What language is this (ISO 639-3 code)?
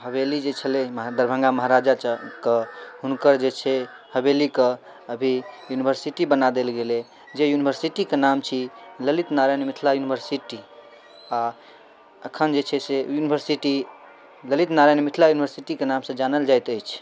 mai